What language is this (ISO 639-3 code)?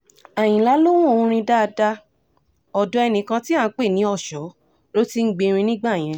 yor